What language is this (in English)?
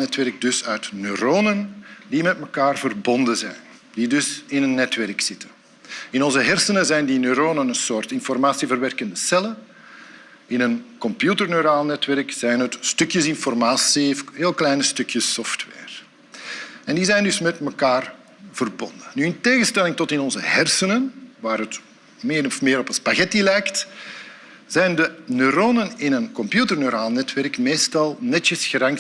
Dutch